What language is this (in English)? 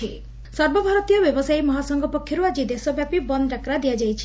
Odia